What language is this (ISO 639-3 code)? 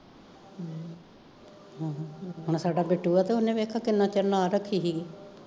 pan